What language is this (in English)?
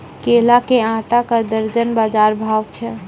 Maithili